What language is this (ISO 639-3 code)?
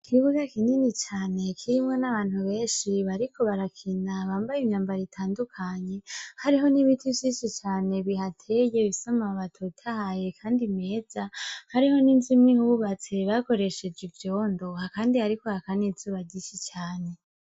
run